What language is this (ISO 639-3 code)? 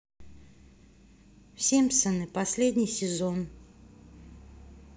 rus